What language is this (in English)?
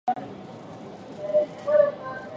Japanese